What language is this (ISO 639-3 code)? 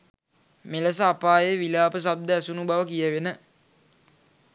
sin